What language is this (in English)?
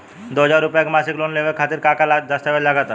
Bhojpuri